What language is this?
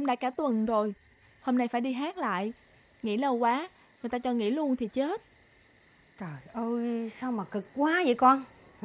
Vietnamese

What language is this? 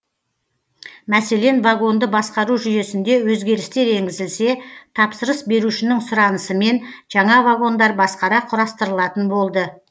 Kazakh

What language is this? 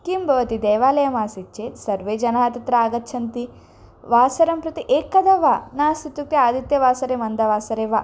Sanskrit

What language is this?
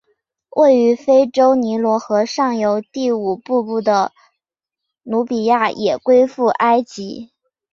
Chinese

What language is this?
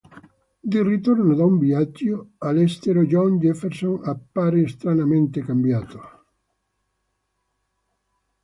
Italian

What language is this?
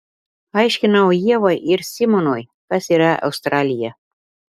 Lithuanian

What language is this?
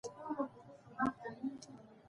Pashto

